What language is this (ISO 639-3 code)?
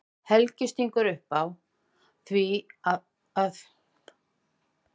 isl